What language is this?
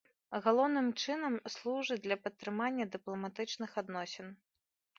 Belarusian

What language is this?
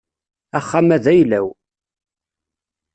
Kabyle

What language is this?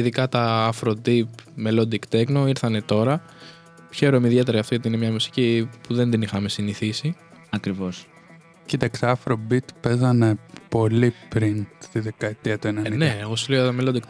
Greek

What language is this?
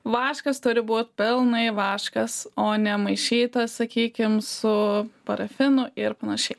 Lithuanian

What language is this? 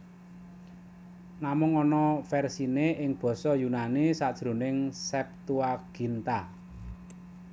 Javanese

